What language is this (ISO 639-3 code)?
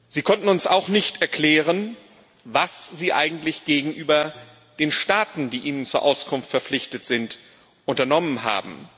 deu